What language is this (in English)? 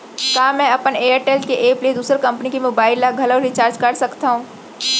Chhattisgarhi